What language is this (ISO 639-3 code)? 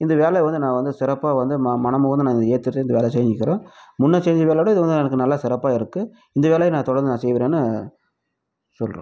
tam